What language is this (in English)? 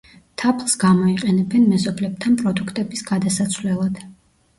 Georgian